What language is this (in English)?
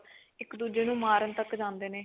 Punjabi